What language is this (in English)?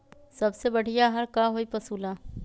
Magahi